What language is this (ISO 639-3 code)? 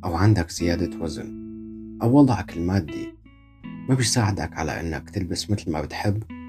ara